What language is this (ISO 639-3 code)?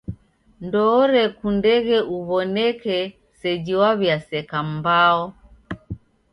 dav